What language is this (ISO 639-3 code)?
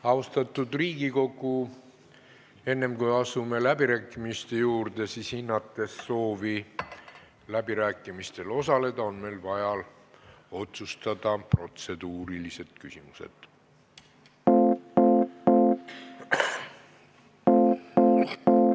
est